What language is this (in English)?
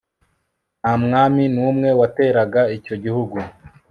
Kinyarwanda